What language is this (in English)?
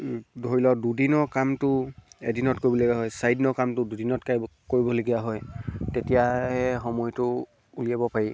Assamese